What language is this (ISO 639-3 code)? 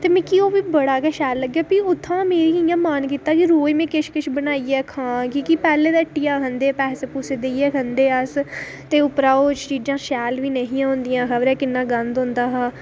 doi